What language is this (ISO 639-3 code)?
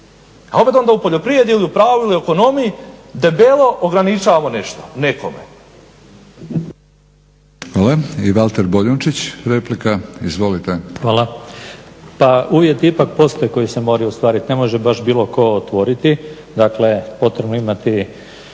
hrv